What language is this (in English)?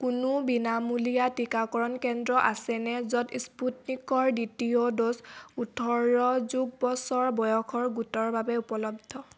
Assamese